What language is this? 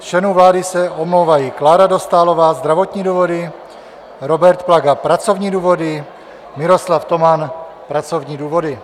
Czech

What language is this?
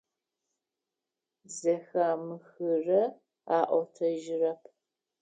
Adyghe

